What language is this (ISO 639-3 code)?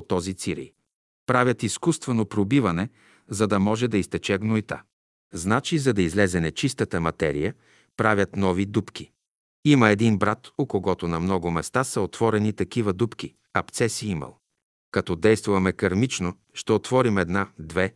bul